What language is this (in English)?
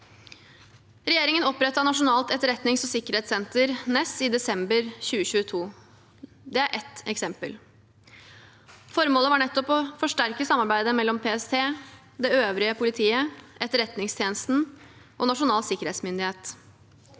Norwegian